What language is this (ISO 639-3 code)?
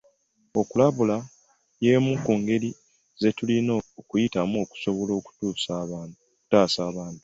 lug